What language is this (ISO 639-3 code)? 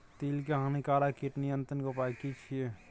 mai